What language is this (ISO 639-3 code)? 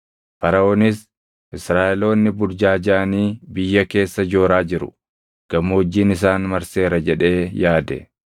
orm